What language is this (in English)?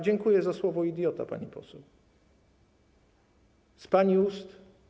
Polish